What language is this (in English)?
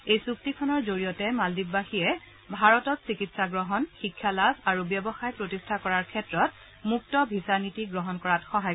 Assamese